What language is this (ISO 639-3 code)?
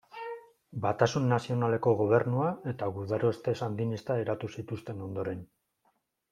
eus